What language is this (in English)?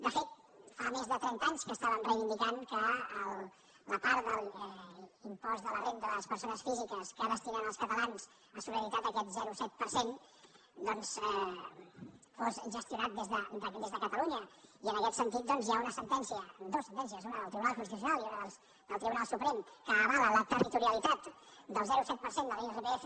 Catalan